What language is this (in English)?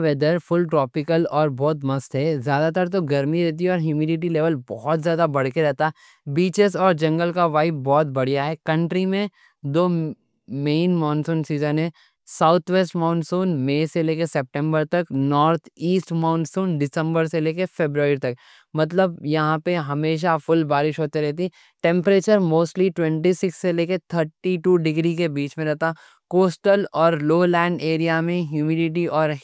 Deccan